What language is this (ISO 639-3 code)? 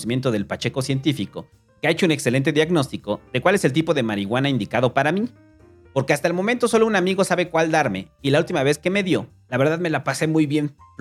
spa